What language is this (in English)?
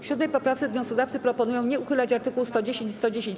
Polish